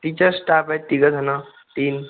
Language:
Marathi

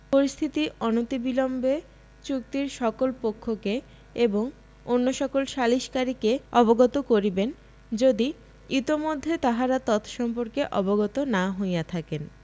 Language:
Bangla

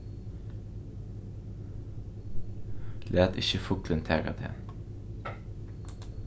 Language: Faroese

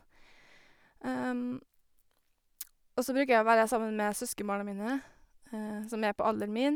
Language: Norwegian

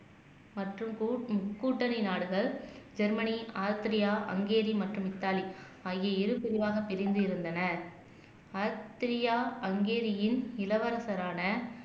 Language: Tamil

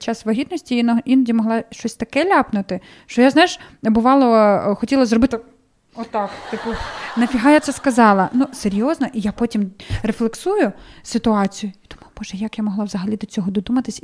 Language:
Ukrainian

